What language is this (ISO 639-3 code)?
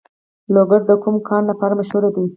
pus